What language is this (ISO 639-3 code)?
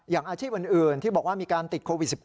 tha